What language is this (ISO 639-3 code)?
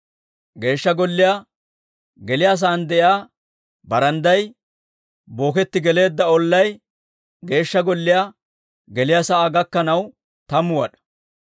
dwr